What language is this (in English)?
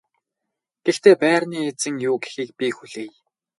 Mongolian